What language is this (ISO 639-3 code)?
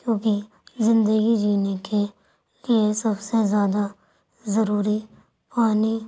urd